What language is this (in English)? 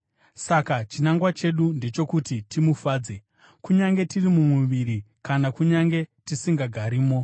Shona